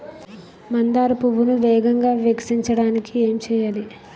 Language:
Telugu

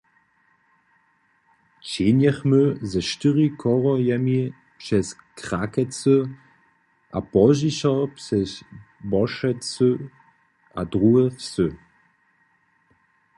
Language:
Upper Sorbian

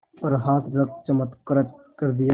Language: Hindi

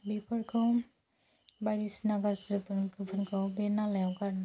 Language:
Bodo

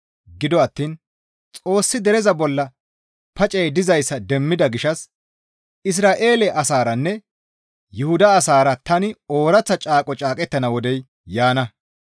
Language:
Gamo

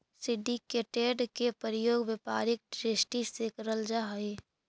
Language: Magahi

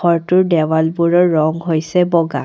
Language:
Assamese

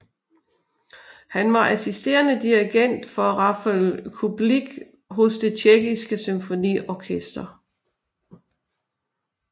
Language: Danish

